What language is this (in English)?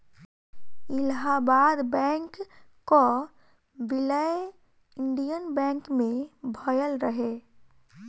Bhojpuri